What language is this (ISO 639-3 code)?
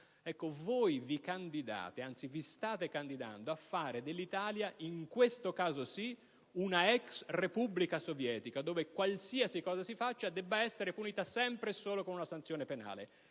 ita